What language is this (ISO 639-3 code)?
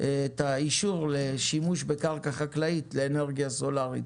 heb